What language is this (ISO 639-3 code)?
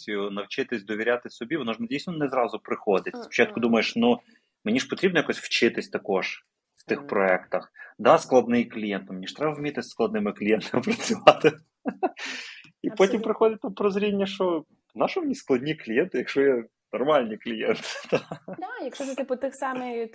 ukr